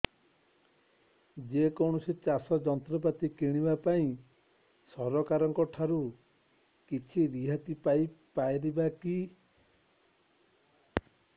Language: Odia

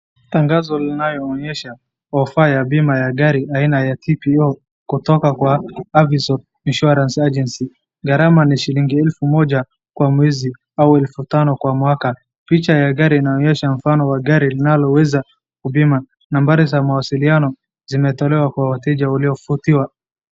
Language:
Swahili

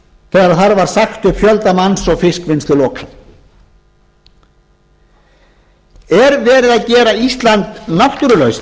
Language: Icelandic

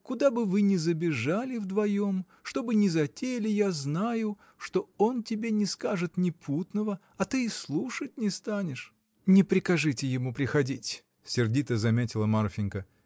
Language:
Russian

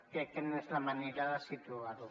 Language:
Catalan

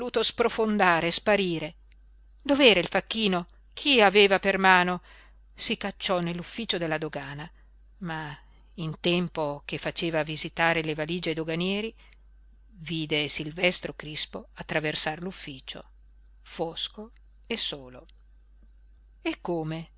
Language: Italian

